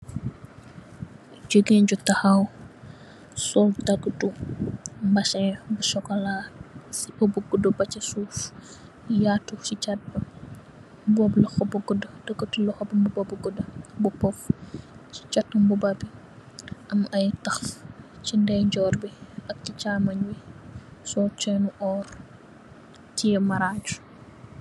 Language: Wolof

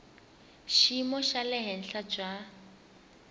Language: Tsonga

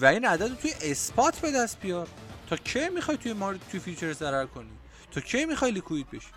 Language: Persian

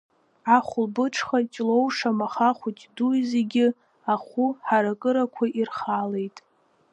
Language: Abkhazian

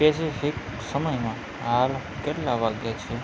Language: Gujarati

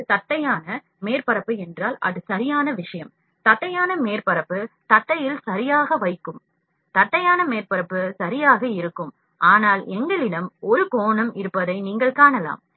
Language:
Tamil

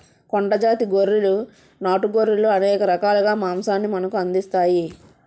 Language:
Telugu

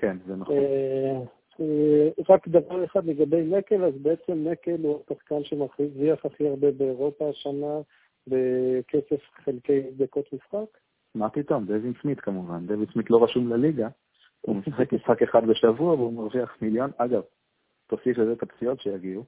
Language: Hebrew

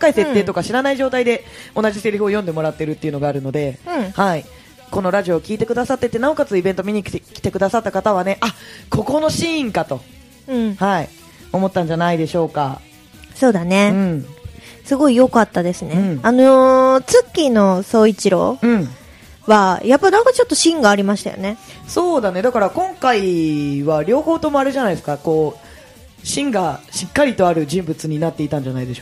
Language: Japanese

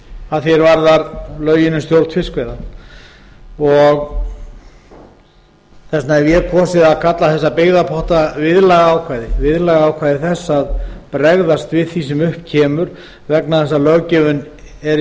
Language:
Icelandic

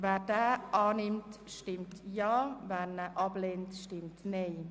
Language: Swiss German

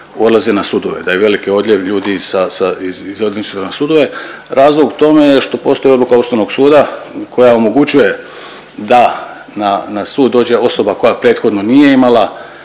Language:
Croatian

